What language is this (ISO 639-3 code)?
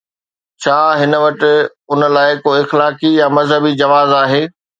snd